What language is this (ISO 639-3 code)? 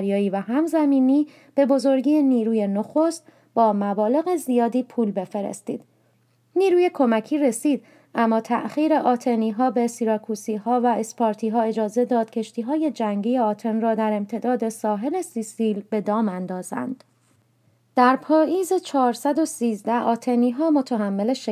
fas